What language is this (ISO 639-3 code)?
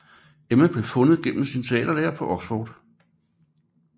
dan